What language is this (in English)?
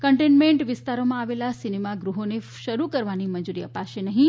Gujarati